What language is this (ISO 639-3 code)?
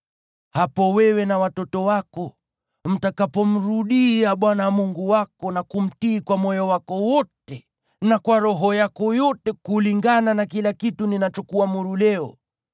swa